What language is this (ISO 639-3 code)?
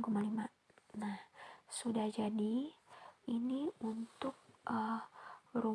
ind